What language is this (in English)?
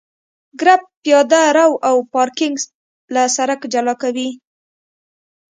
Pashto